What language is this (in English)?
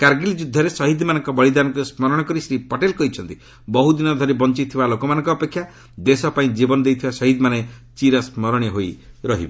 Odia